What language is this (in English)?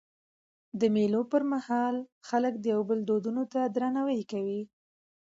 Pashto